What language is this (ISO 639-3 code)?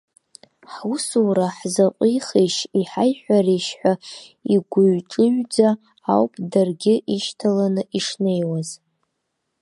abk